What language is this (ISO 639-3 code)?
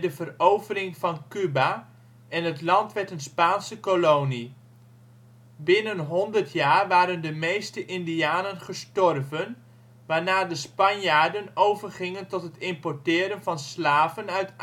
nld